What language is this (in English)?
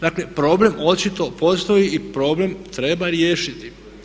Croatian